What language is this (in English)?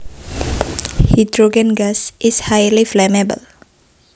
Javanese